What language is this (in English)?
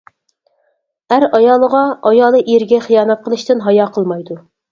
Uyghur